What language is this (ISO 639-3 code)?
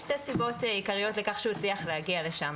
heb